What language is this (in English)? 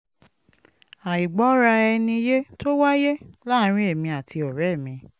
Yoruba